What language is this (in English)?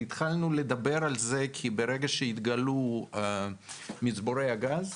Hebrew